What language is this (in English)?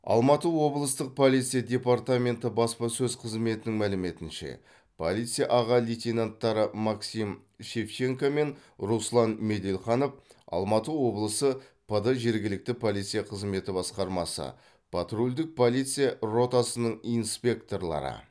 Kazakh